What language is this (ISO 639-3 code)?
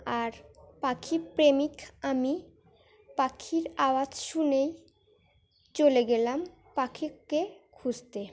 ben